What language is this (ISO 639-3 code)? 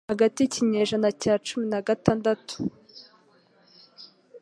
kin